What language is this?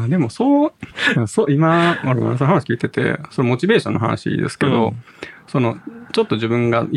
Japanese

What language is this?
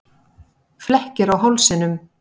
Icelandic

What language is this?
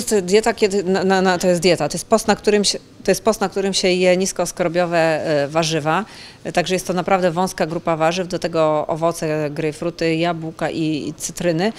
Polish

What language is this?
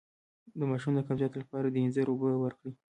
Pashto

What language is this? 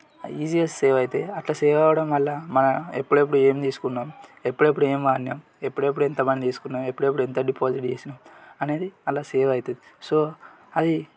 Telugu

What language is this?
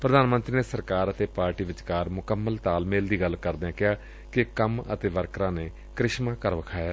Punjabi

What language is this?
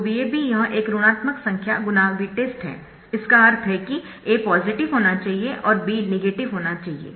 Hindi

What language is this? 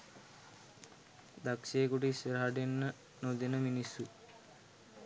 Sinhala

